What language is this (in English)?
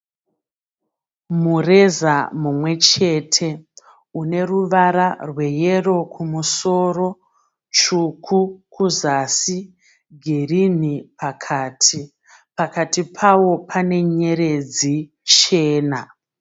Shona